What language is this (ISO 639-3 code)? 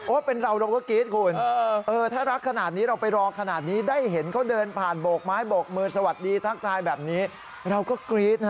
tha